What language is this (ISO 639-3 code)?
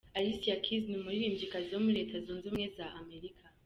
kin